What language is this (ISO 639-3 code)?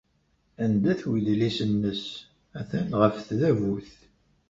kab